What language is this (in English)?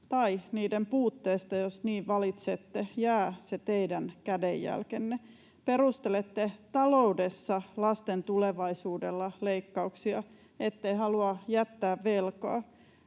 Finnish